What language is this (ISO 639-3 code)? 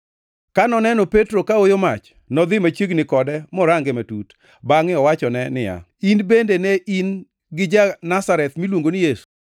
luo